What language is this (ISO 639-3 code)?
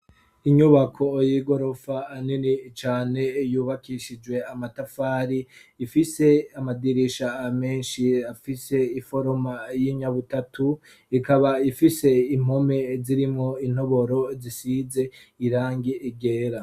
run